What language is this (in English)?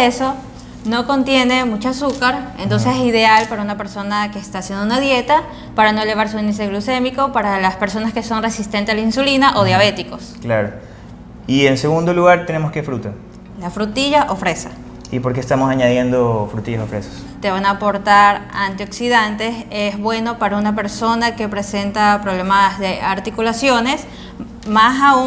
Spanish